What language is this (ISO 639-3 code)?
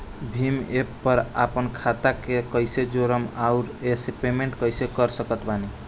bho